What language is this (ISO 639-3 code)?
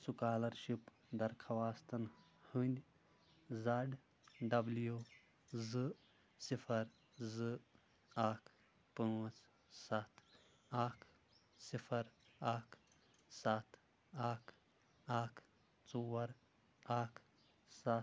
kas